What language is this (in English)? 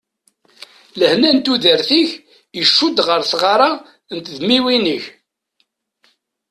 Kabyle